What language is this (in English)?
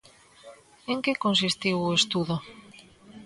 Galician